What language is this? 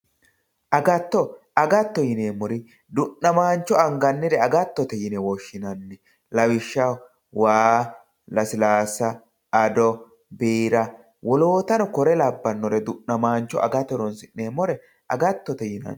Sidamo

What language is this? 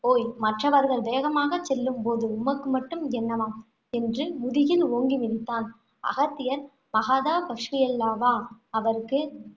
Tamil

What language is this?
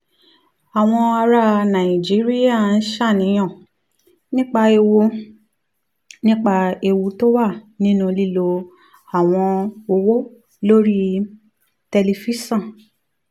Yoruba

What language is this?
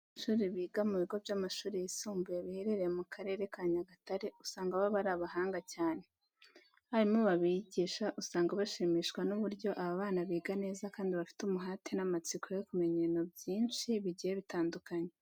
Kinyarwanda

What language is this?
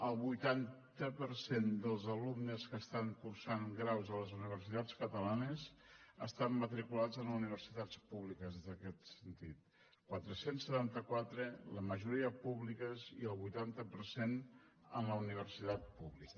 Catalan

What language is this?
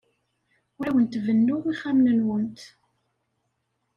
Kabyle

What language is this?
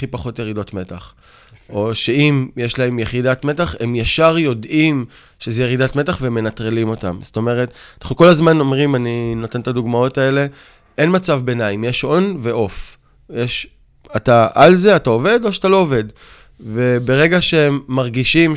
Hebrew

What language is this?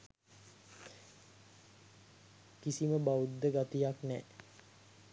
Sinhala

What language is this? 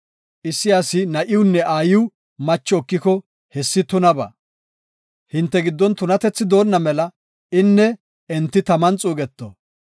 Gofa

